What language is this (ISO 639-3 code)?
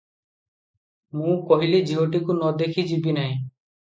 ori